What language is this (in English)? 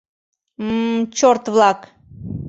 Mari